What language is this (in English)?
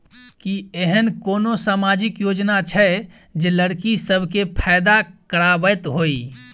Maithili